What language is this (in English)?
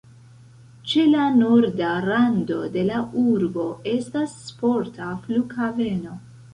Esperanto